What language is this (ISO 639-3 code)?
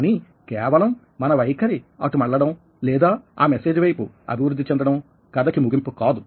tel